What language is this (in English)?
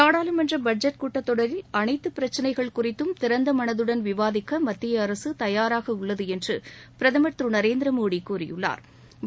Tamil